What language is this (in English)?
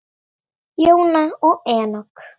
Icelandic